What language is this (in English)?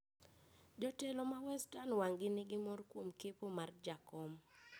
Luo (Kenya and Tanzania)